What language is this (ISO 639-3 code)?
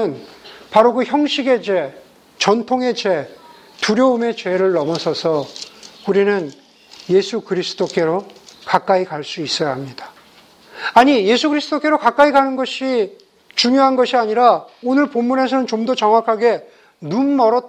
kor